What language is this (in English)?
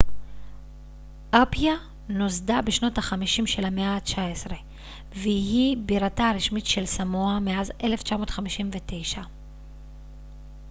Hebrew